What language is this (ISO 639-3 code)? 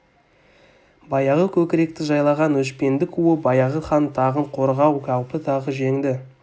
kaz